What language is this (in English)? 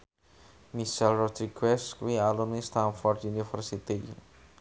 Javanese